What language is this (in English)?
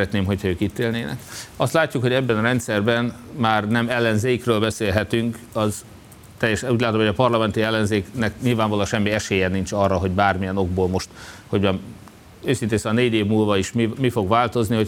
Hungarian